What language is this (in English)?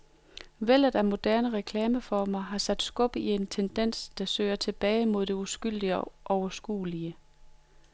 Danish